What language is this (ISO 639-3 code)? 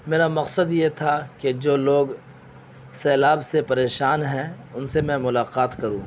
urd